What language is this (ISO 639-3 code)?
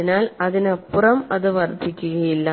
mal